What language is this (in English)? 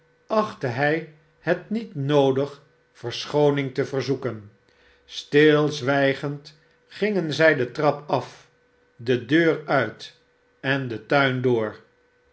Dutch